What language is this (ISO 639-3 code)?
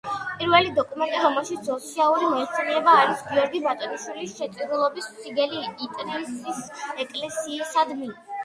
kat